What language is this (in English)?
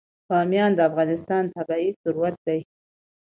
Pashto